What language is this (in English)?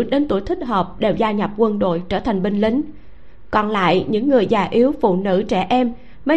Vietnamese